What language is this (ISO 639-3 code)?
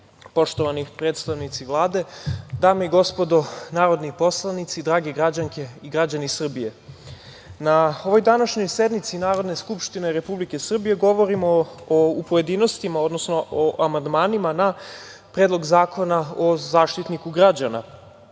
srp